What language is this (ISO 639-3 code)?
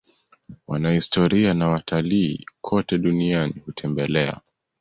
swa